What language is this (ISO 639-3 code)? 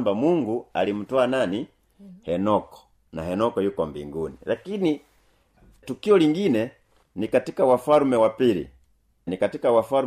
swa